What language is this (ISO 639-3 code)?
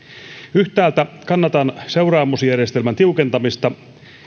fin